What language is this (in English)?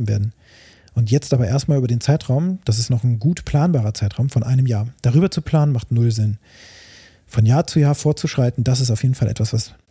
German